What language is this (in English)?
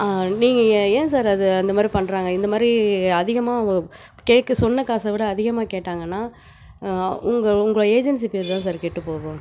Tamil